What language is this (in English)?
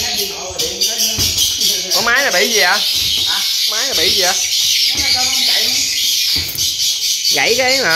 Vietnamese